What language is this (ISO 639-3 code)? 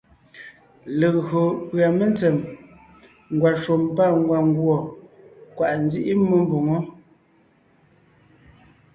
nnh